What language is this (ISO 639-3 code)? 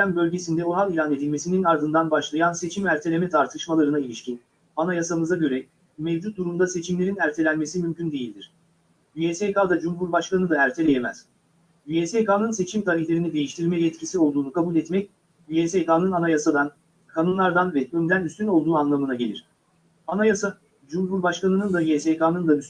tur